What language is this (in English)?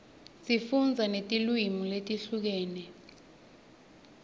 Swati